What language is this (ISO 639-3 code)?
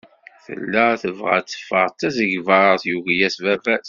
kab